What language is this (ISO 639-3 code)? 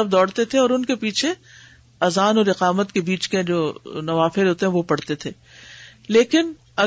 urd